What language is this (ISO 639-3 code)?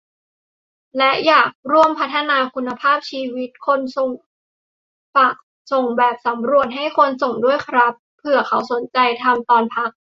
tha